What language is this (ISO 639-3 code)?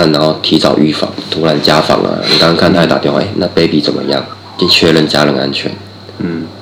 zho